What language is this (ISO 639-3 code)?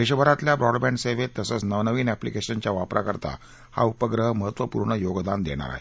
mar